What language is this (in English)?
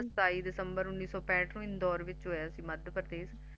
Punjabi